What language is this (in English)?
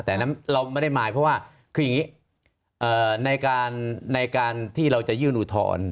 Thai